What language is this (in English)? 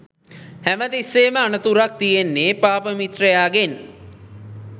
Sinhala